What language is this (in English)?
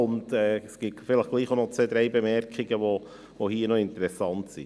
Swiss German